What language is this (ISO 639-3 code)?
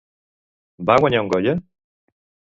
cat